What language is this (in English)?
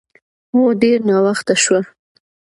Pashto